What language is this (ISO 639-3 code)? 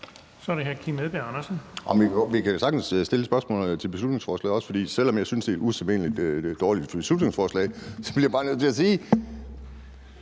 dan